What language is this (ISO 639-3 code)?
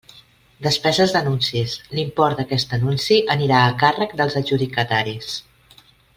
cat